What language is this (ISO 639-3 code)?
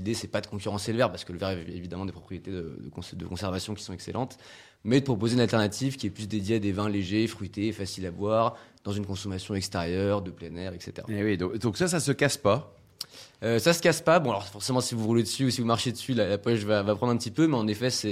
fra